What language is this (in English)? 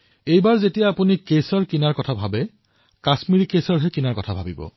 Assamese